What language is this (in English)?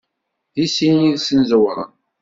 Kabyle